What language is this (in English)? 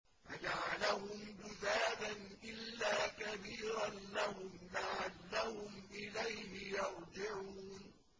Arabic